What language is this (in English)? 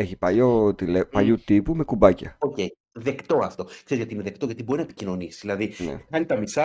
Greek